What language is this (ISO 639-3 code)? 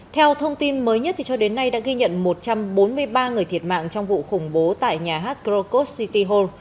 vie